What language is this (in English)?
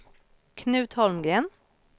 Swedish